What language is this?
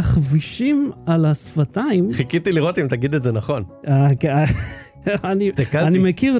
Hebrew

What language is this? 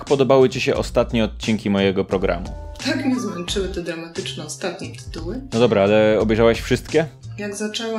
Polish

